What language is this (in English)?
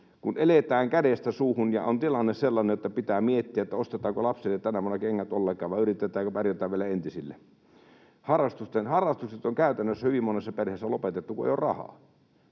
Finnish